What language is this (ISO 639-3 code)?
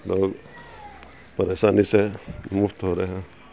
urd